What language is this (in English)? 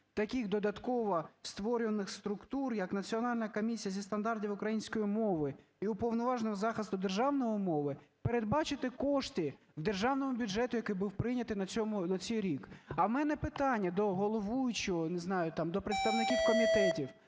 Ukrainian